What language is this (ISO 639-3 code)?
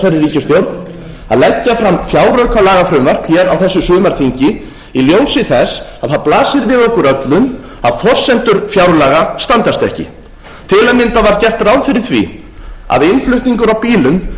isl